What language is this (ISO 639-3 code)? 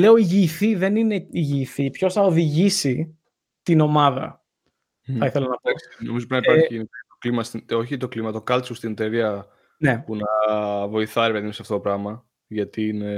ell